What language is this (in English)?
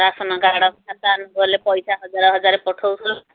Odia